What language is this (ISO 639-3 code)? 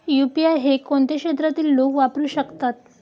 mar